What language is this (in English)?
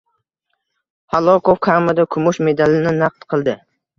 Uzbek